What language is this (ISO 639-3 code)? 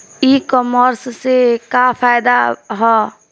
bho